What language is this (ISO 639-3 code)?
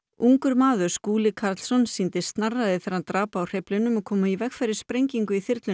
isl